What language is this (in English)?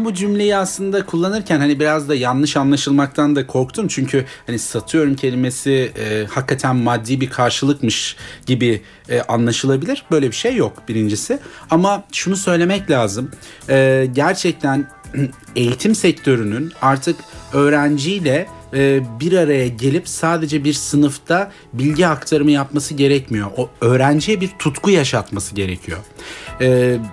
Turkish